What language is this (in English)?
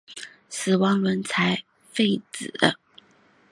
Chinese